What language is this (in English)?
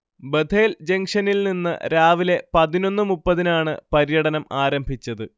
Malayalam